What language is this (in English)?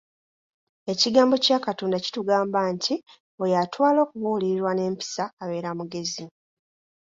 Ganda